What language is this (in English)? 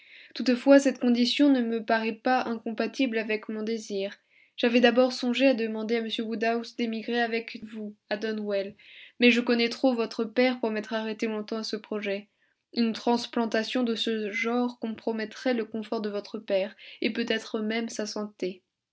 French